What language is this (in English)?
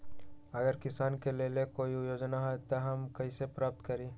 Magahi